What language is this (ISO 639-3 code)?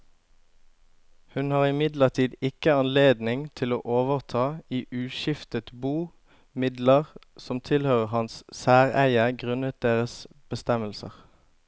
nor